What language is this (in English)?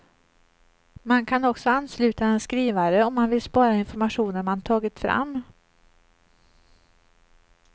Swedish